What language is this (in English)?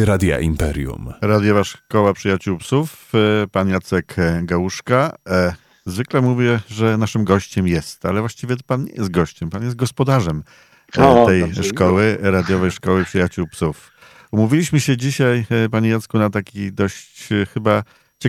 Polish